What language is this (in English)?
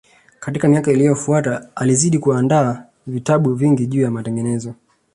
Swahili